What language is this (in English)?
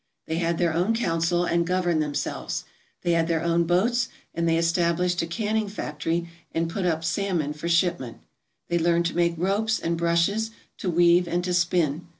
English